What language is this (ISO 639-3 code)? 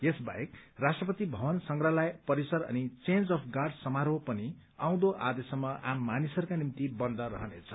nep